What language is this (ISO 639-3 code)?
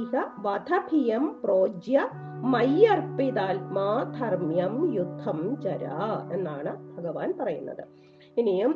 mal